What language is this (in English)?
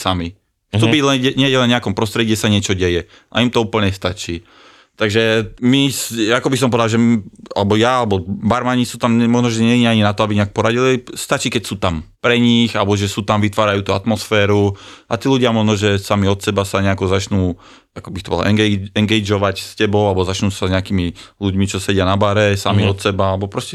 Slovak